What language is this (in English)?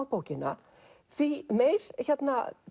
Icelandic